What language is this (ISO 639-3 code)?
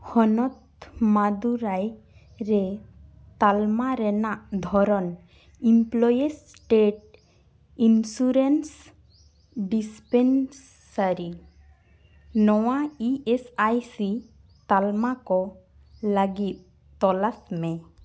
sat